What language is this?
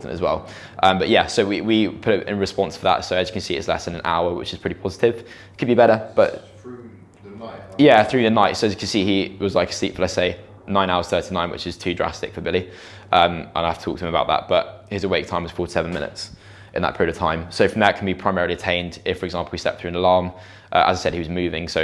English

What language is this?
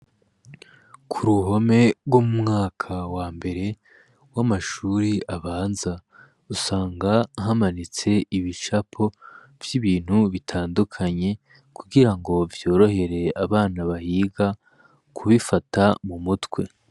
Rundi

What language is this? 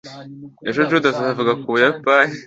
Kinyarwanda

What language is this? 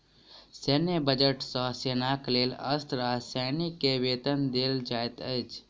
Maithili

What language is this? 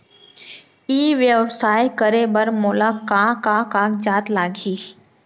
Chhattisgarhi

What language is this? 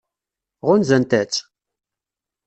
Kabyle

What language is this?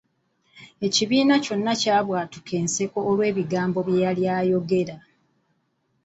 Ganda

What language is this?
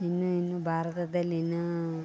Kannada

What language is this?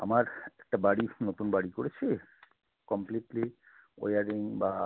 Bangla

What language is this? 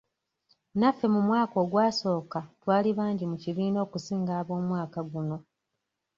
Ganda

